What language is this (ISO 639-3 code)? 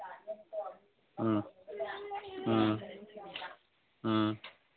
mni